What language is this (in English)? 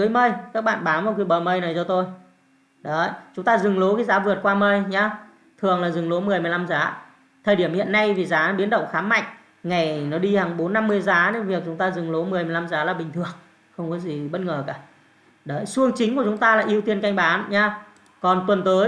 Vietnamese